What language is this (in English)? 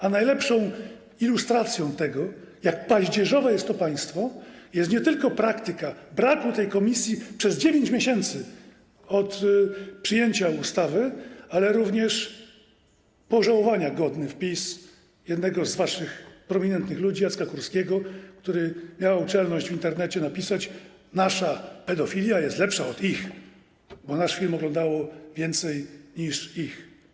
Polish